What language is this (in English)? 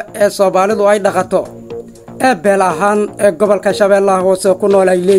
Arabic